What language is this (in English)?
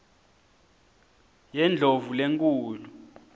Swati